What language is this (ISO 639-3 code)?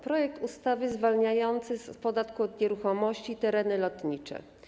pol